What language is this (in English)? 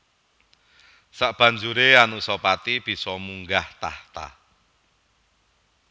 Javanese